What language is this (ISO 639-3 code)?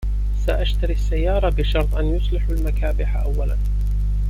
ara